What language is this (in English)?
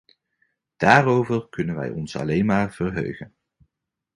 Dutch